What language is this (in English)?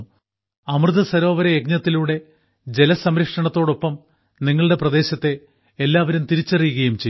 Malayalam